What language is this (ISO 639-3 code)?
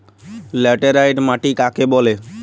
ben